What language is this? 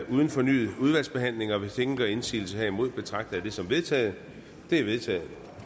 Danish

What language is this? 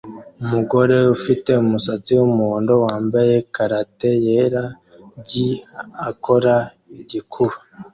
Kinyarwanda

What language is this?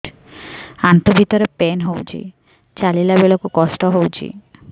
Odia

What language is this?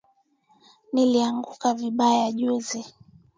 Swahili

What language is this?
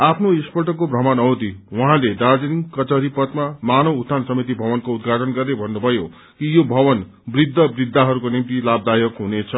Nepali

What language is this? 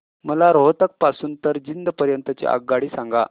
Marathi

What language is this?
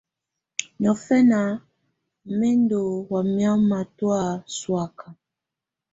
Tunen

